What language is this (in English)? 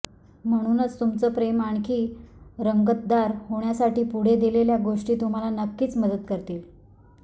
Marathi